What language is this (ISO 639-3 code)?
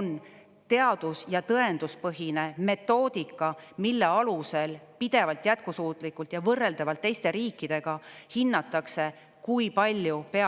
est